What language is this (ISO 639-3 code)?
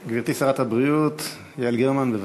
heb